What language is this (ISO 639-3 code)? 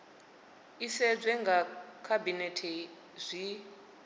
ven